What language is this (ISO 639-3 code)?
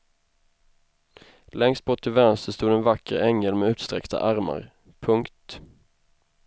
swe